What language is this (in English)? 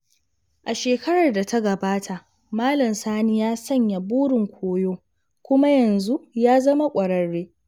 Hausa